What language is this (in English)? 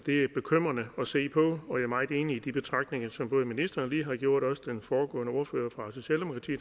Danish